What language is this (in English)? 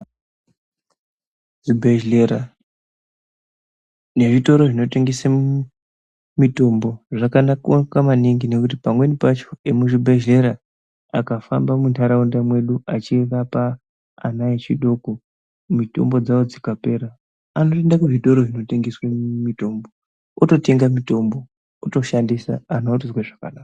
Ndau